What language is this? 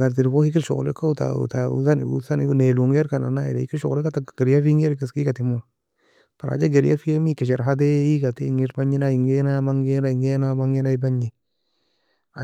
Nobiin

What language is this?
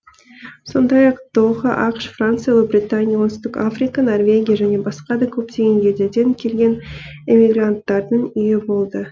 Kazakh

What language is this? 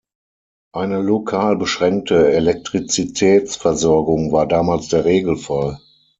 German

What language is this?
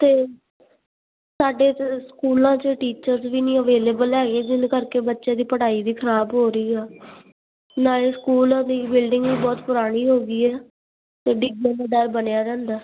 Punjabi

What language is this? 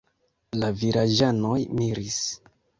Esperanto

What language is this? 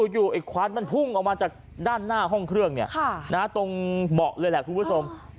Thai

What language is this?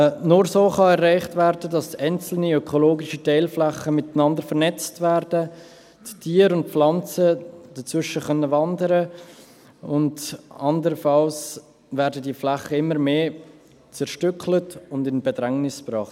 Swiss German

